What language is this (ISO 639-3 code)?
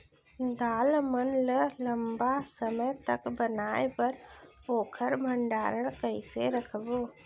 hne